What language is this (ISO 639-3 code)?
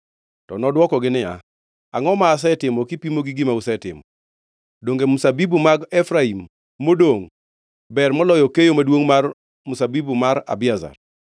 luo